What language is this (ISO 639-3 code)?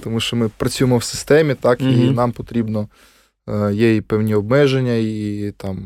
ukr